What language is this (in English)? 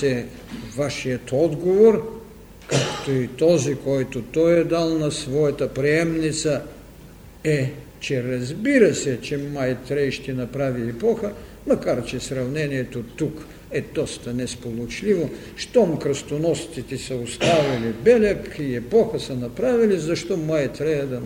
Bulgarian